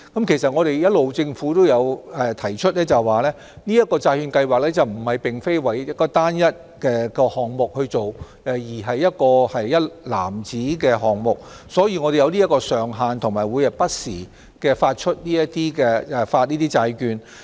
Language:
Cantonese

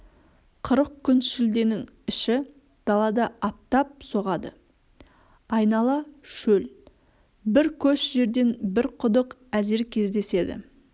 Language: Kazakh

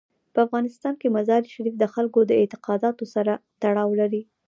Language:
Pashto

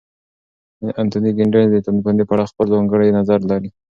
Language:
Pashto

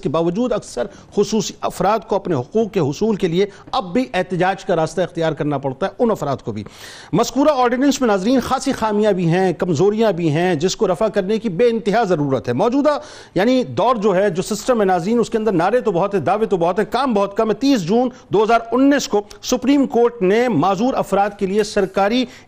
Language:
Urdu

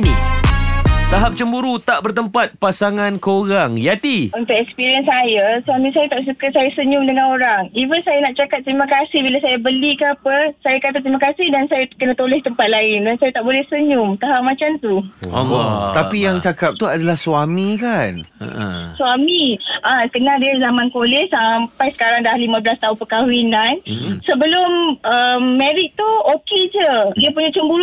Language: Malay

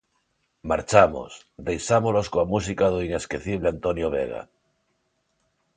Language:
Galician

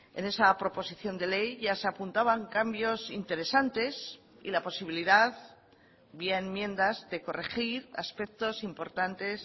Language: Spanish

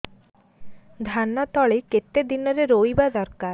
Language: Odia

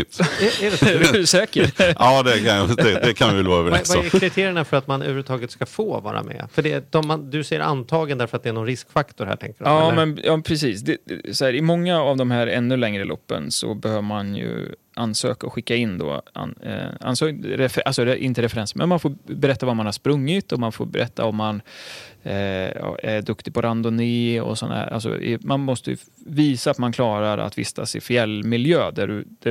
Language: Swedish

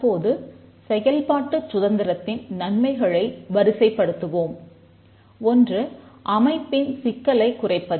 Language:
Tamil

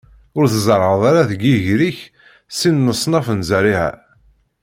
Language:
Kabyle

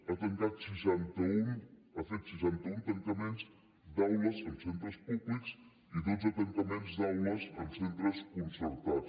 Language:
Catalan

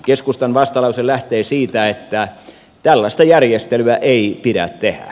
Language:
Finnish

